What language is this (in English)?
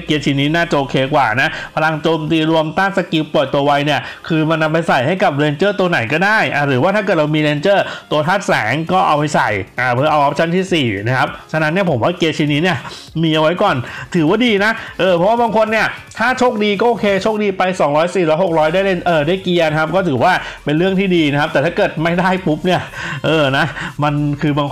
Thai